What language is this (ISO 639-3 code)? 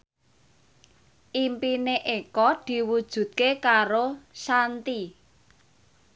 jav